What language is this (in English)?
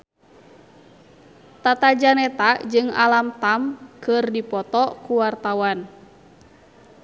Sundanese